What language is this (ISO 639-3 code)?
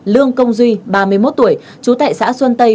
vie